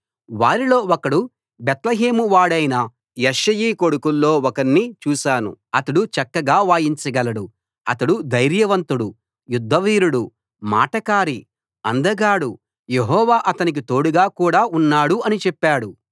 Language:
Telugu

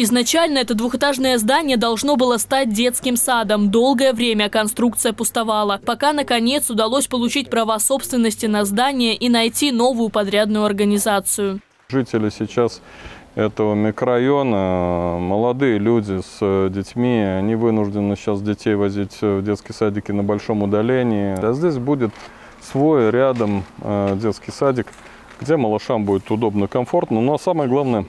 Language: Russian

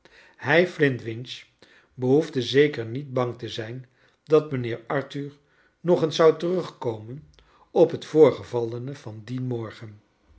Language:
Dutch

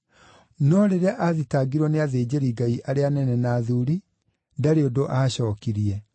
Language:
Kikuyu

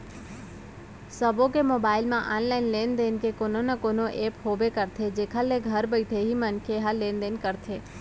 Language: Chhattisgarhi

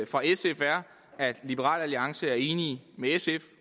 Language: Danish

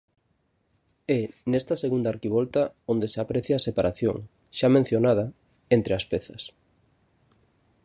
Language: Galician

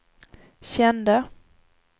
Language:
Swedish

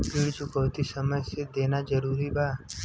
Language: Bhojpuri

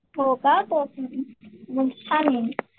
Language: Marathi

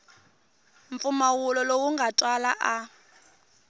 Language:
Tsonga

